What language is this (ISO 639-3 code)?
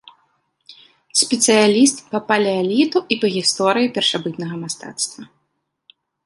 bel